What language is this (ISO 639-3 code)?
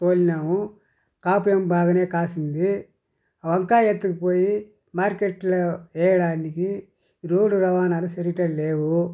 tel